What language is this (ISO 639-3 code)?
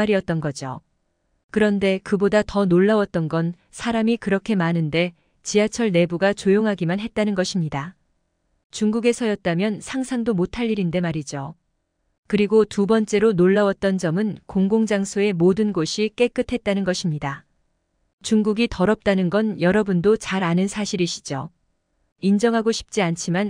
kor